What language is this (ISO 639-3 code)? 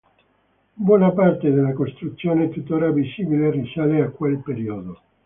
ita